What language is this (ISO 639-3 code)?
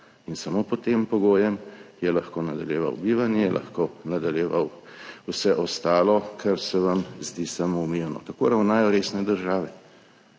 slv